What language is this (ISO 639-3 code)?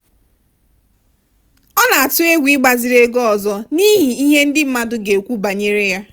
ibo